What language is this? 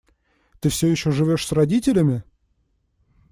Russian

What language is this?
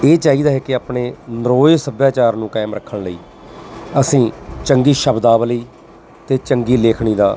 Punjabi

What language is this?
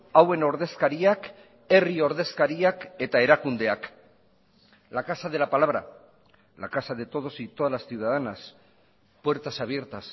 Spanish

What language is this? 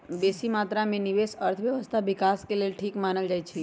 Magahi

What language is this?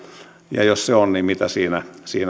Finnish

